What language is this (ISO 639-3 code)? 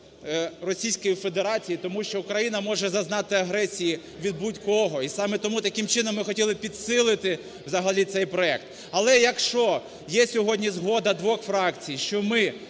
ukr